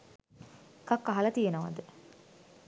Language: Sinhala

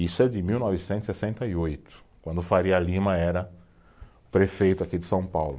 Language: Portuguese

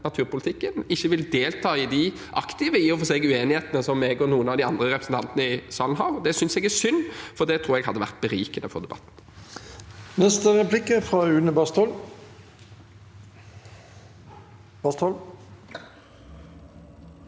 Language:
Norwegian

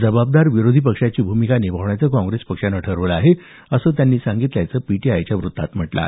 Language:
Marathi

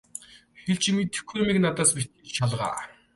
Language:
Mongolian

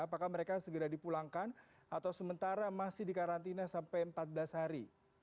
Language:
Indonesian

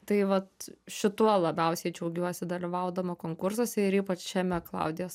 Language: Lithuanian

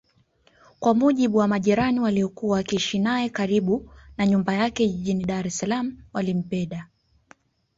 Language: Swahili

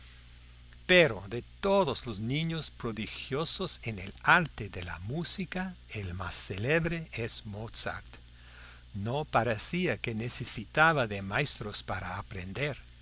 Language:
Spanish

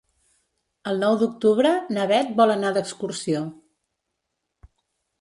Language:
Catalan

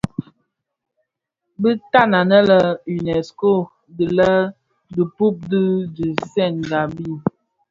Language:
Bafia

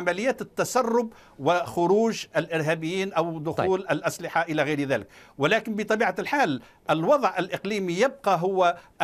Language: Arabic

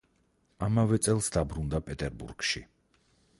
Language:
Georgian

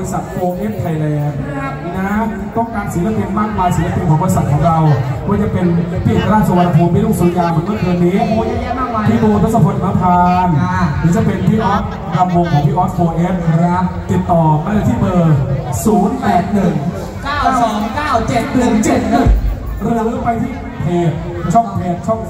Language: Thai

